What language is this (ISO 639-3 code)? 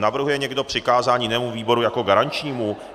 ces